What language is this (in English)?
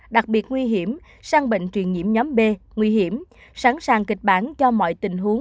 Vietnamese